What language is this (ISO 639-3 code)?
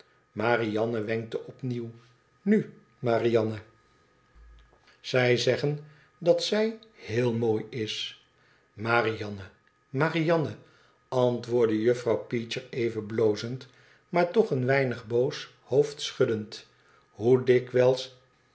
nld